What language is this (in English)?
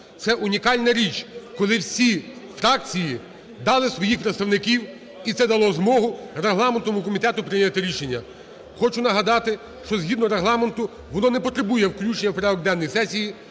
Ukrainian